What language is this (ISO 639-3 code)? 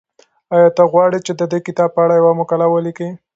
pus